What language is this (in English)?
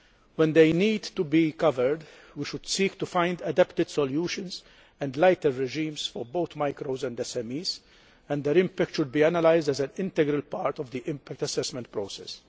English